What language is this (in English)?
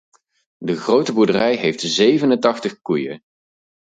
Dutch